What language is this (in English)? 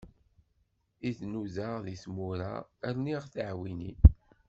Kabyle